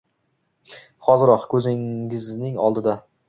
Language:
Uzbek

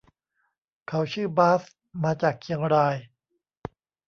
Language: Thai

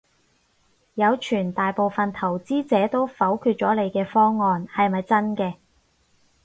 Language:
Cantonese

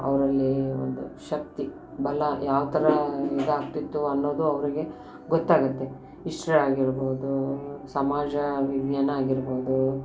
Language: Kannada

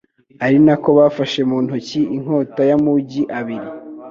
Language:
Kinyarwanda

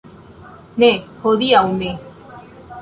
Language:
Esperanto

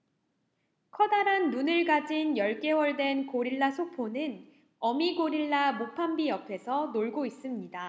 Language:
Korean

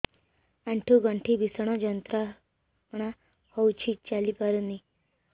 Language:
Odia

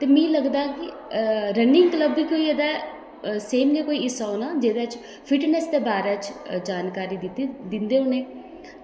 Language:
Dogri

